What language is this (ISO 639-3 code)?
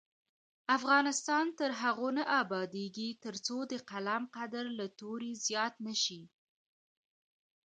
pus